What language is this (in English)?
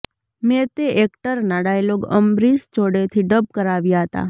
Gujarati